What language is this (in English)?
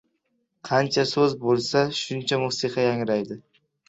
Uzbek